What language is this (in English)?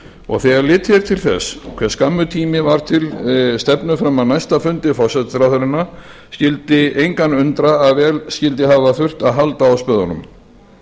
Icelandic